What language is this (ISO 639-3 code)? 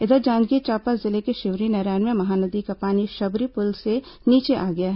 hin